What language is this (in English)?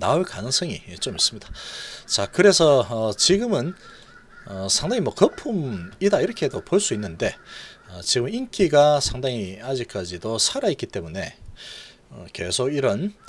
Korean